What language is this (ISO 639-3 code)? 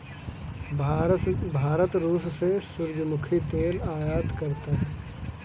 hin